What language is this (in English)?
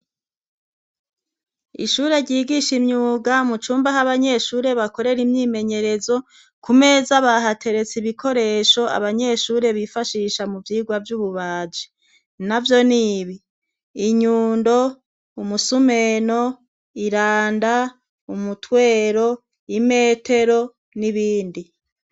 Rundi